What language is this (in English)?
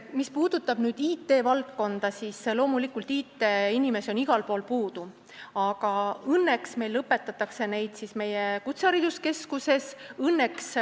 Estonian